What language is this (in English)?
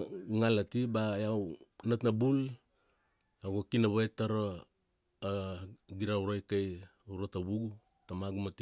Kuanua